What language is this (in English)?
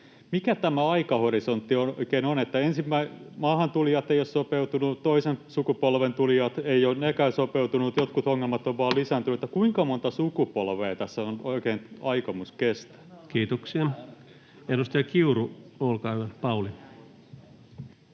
Finnish